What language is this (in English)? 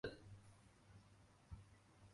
Chinese